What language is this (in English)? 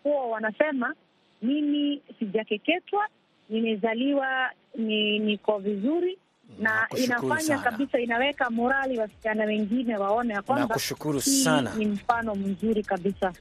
Swahili